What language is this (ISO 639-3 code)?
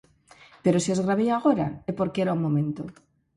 glg